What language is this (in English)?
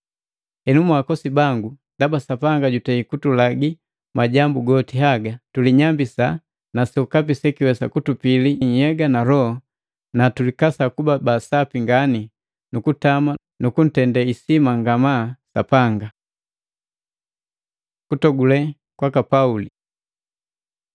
Matengo